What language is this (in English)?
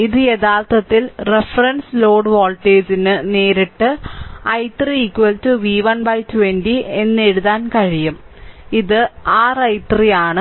Malayalam